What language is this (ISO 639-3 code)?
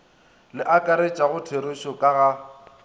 nso